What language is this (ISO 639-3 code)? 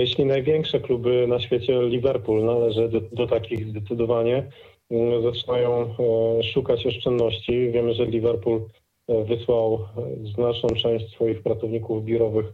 pol